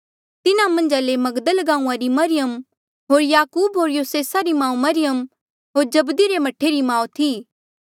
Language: Mandeali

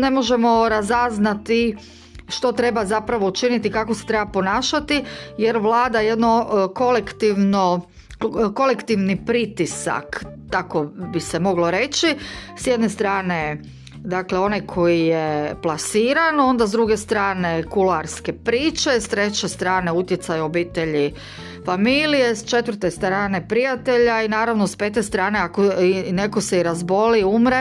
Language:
Croatian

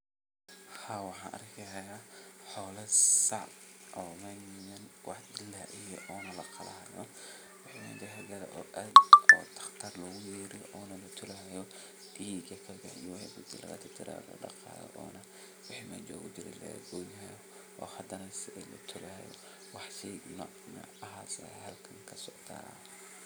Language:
Somali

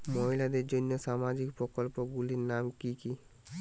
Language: Bangla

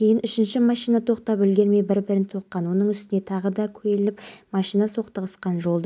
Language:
Kazakh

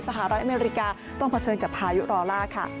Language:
Thai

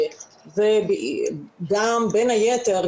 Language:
Hebrew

